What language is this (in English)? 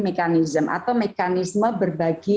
Indonesian